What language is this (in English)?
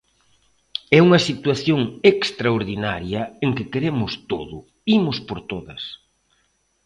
Galician